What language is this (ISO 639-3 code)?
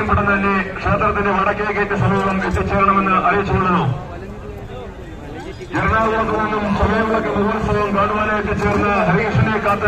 ara